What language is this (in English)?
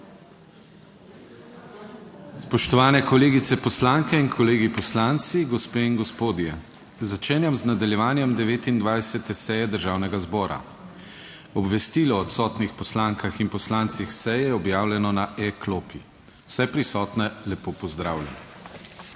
Slovenian